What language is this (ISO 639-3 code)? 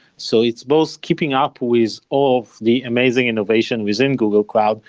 eng